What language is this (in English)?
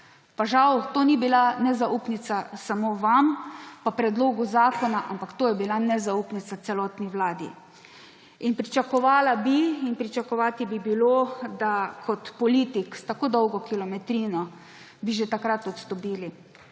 Slovenian